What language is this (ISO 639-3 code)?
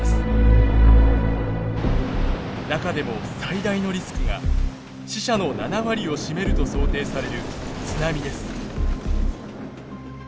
jpn